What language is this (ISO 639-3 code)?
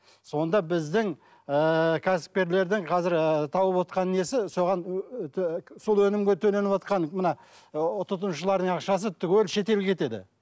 kaz